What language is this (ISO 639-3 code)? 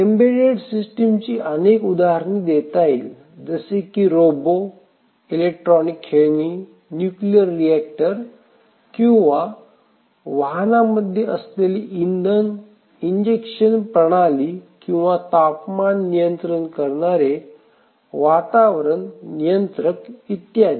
mar